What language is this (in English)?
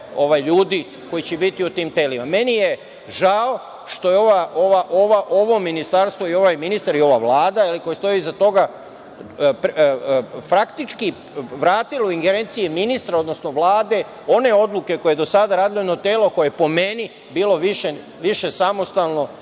Serbian